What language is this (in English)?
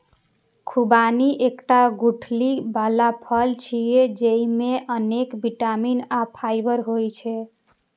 Maithili